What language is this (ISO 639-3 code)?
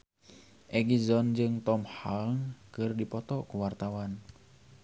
sun